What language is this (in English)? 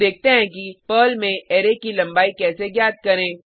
Hindi